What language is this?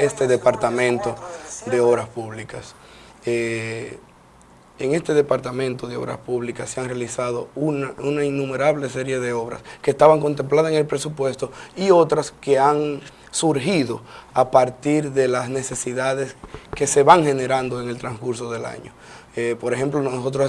Spanish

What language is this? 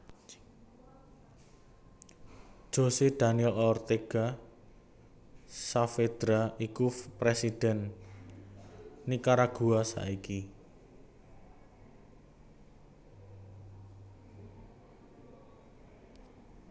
Javanese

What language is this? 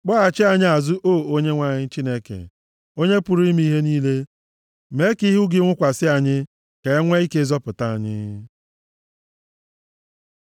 Igbo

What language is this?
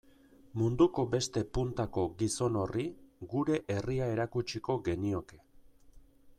Basque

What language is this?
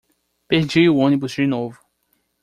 Portuguese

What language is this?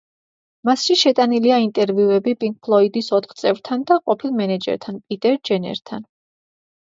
Georgian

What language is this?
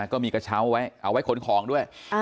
Thai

